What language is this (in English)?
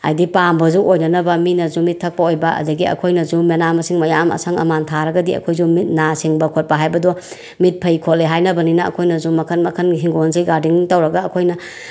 Manipuri